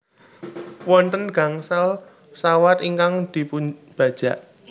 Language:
Javanese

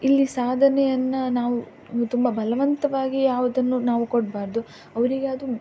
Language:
Kannada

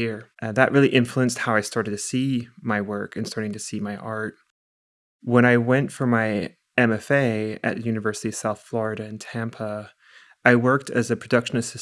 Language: English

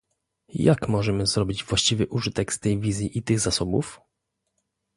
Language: Polish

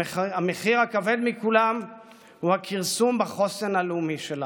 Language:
Hebrew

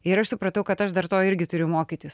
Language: Lithuanian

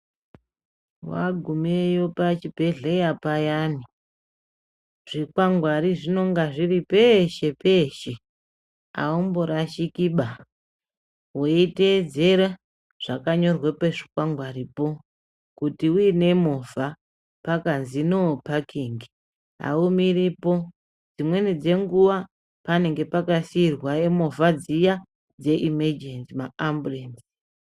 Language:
Ndau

